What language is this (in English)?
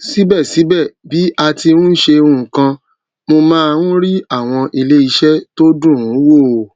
Yoruba